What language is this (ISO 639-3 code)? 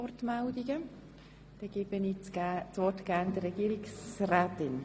gsw